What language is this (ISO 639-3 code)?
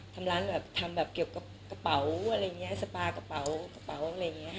tha